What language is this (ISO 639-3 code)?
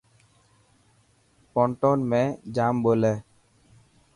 mki